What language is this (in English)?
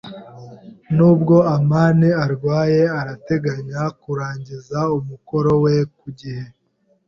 Kinyarwanda